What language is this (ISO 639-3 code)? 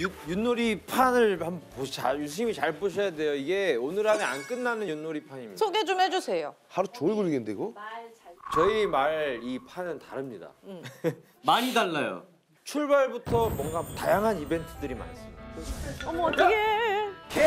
kor